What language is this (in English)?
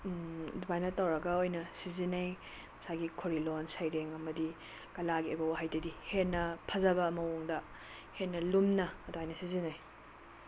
Manipuri